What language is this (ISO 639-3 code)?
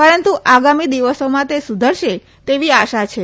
guj